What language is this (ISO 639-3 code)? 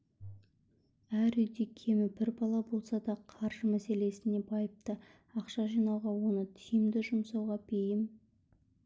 kaz